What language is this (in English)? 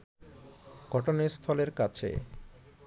Bangla